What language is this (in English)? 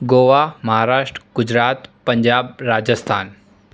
Gujarati